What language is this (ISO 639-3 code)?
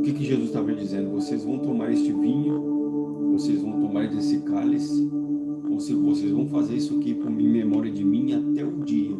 por